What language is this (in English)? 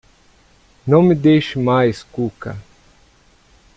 Portuguese